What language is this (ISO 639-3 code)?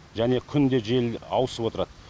kaz